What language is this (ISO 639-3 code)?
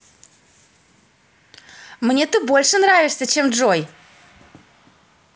rus